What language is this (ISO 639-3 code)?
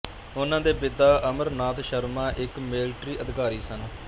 pan